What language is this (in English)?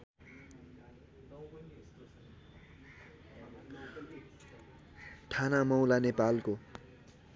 Nepali